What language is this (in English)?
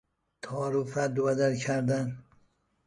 Persian